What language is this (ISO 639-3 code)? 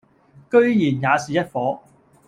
yue